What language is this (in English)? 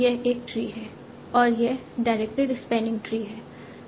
Hindi